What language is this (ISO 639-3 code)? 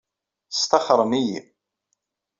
kab